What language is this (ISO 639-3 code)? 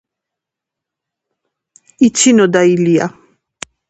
kat